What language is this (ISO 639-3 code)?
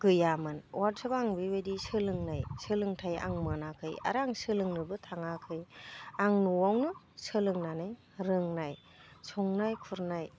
brx